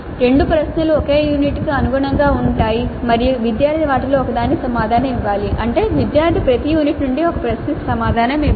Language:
Telugu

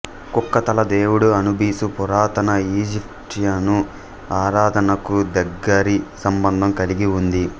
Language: Telugu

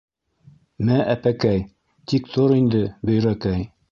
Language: Bashkir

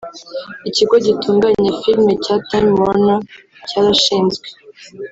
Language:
Kinyarwanda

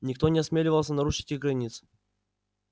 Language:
Russian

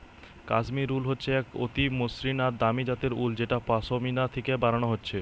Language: Bangla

